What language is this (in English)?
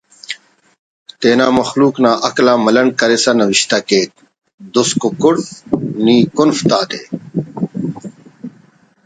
Brahui